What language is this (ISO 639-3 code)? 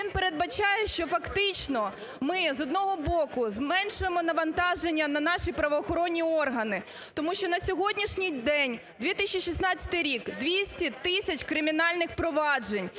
ukr